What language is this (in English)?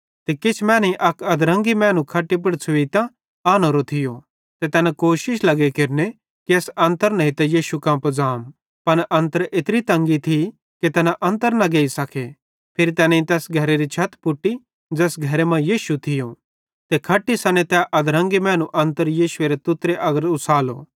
Bhadrawahi